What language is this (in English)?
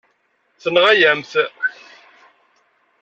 Kabyle